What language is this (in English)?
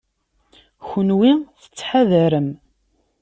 Kabyle